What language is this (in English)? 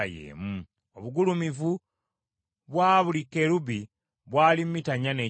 Ganda